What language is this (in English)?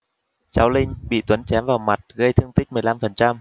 Vietnamese